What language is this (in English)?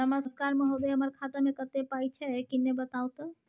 Maithili